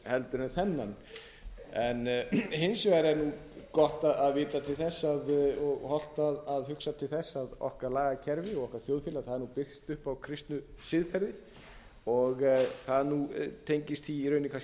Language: Icelandic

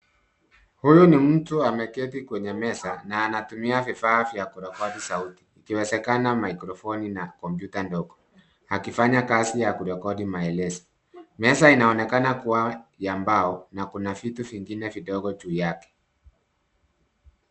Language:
Swahili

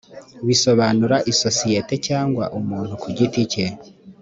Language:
Kinyarwanda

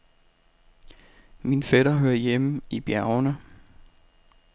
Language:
Danish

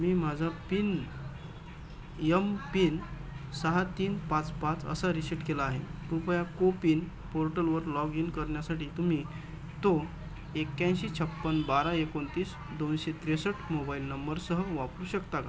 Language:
Marathi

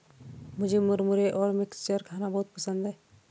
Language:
Hindi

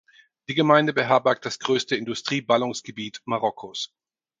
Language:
German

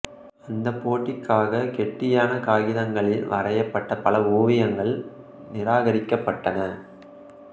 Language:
Tamil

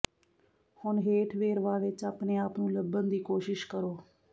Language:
Punjabi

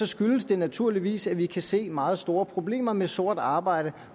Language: Danish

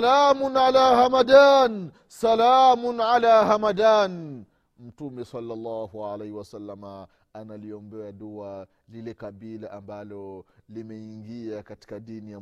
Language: Swahili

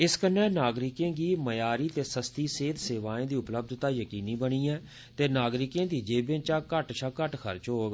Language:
Dogri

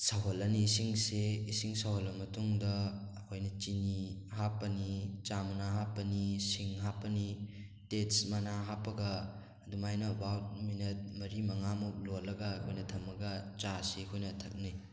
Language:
Manipuri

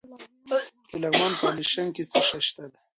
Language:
Pashto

